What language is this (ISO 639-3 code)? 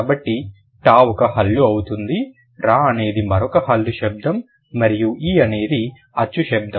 tel